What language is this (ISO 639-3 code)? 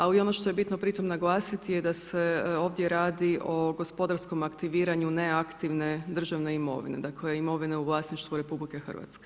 hrv